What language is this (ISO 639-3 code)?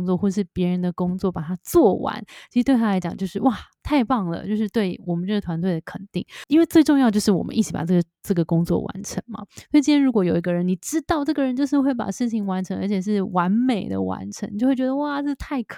zho